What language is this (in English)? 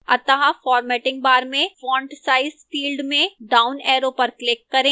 Hindi